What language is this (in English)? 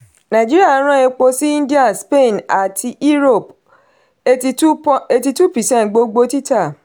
Yoruba